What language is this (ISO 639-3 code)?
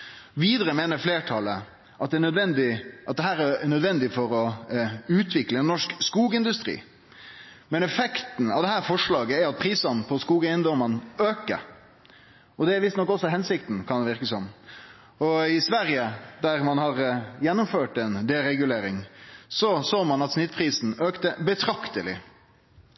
nno